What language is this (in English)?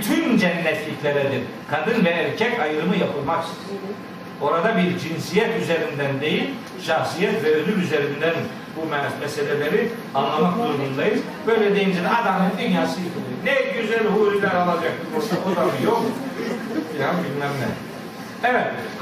Turkish